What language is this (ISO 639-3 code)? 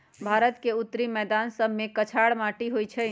mag